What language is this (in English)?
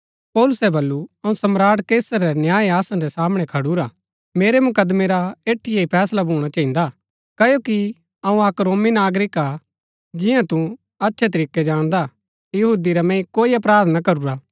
Gaddi